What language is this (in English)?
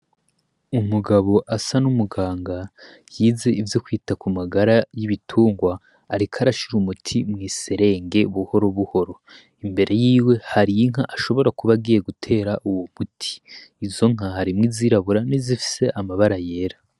Rundi